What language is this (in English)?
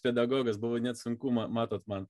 Lithuanian